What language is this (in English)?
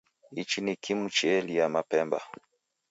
Taita